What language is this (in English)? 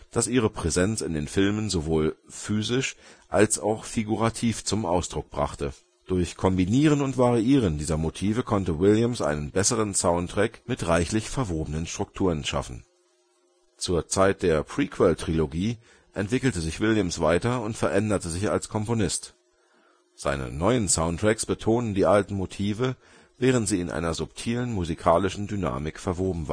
German